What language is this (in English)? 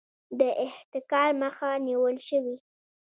Pashto